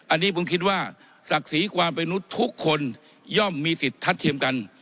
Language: Thai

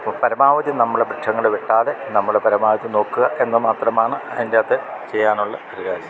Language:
Malayalam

